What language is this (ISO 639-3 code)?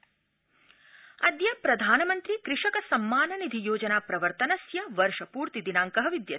san